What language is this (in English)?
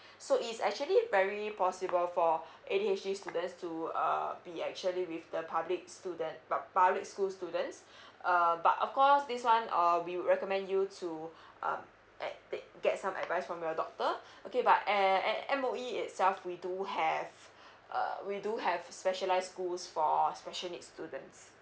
English